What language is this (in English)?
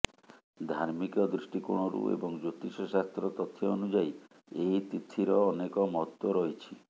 Odia